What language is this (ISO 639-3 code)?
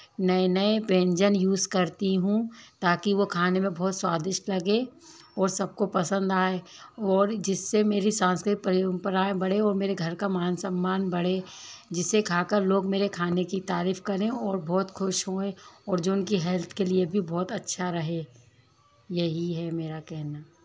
hin